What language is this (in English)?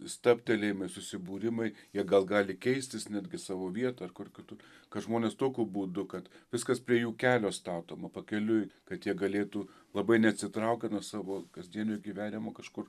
Lithuanian